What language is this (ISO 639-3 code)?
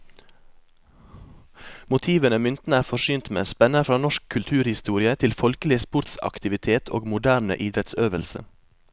nor